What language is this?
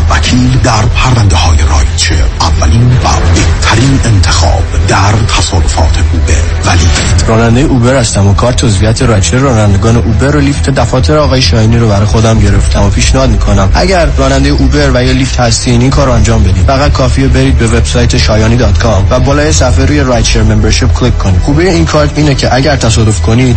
Persian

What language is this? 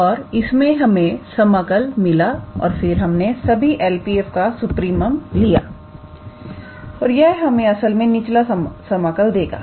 Hindi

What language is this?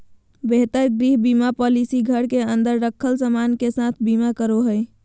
Magahi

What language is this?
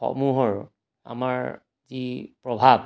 Assamese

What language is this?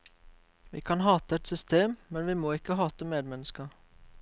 Norwegian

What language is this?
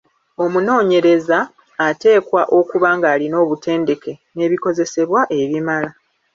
Ganda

